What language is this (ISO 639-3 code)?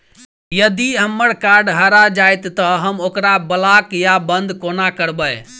mai